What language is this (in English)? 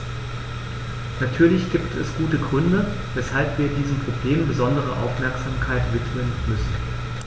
German